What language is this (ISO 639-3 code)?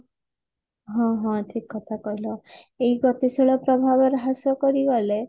ori